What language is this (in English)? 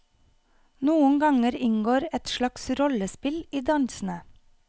Norwegian